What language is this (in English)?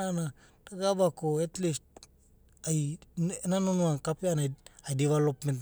Abadi